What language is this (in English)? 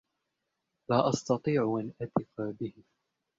Arabic